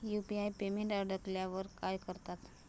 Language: Marathi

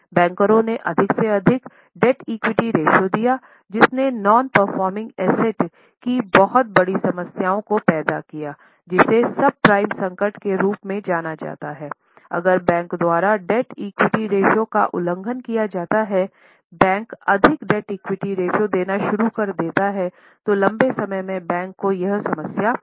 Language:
Hindi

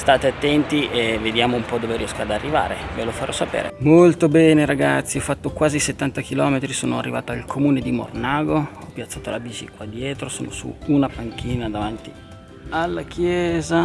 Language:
Italian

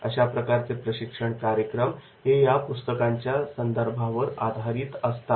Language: Marathi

